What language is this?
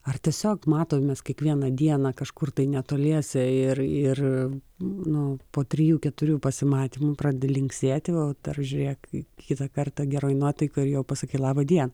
Lithuanian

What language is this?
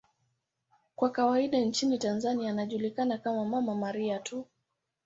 Swahili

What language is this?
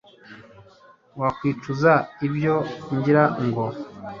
Kinyarwanda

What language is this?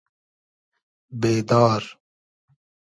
Hazaragi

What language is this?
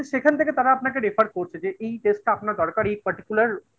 Bangla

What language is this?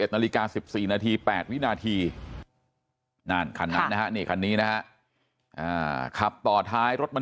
Thai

